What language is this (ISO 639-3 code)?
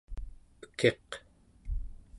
esu